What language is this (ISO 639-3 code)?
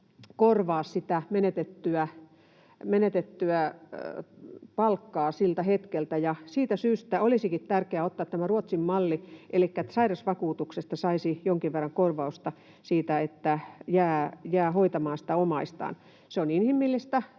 fin